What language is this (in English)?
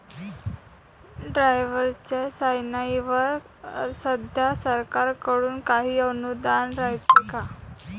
Marathi